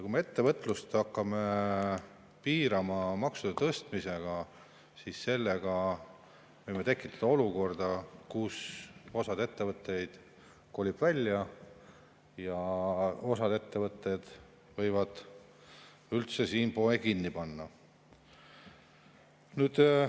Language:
Estonian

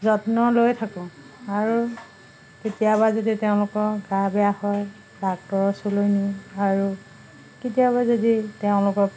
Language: Assamese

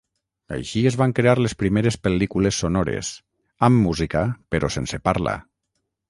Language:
Catalan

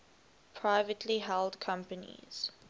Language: English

